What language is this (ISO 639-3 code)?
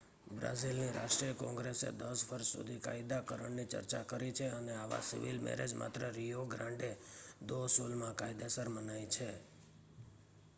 guj